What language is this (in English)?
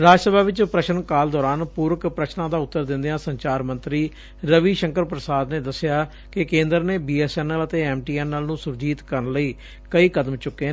Punjabi